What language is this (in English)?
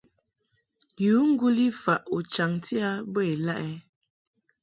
Mungaka